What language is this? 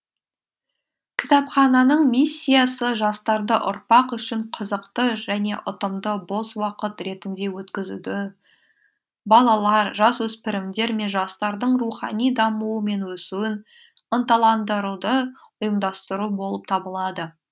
Kazakh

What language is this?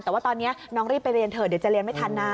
Thai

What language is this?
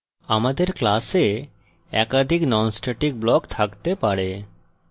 Bangla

